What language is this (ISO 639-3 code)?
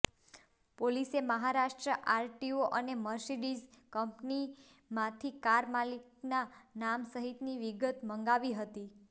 guj